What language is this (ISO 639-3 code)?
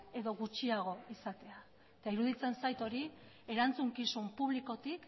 eus